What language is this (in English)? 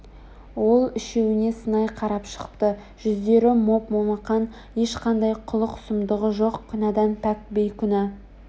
Kazakh